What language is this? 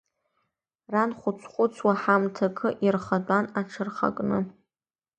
Abkhazian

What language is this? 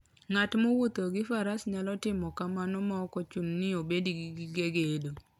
Luo (Kenya and Tanzania)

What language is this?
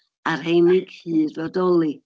Welsh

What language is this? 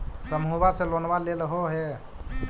Magahi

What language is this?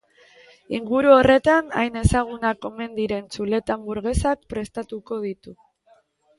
Basque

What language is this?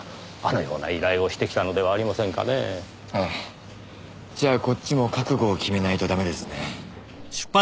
Japanese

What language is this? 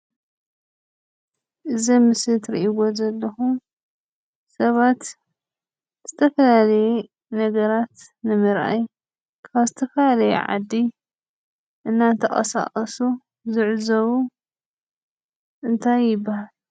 Tigrinya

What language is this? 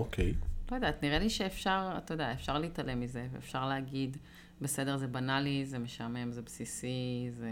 Hebrew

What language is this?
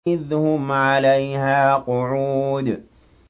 Arabic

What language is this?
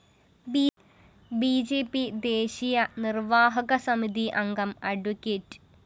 Malayalam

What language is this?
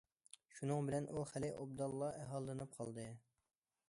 Uyghur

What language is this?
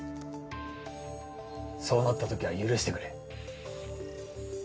Japanese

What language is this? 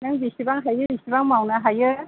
Bodo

